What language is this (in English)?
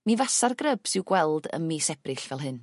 Welsh